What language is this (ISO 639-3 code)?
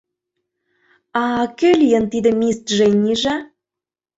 chm